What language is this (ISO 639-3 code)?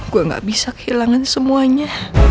ind